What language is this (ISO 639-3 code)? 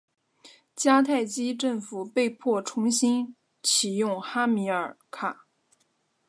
zho